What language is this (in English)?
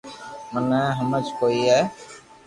Loarki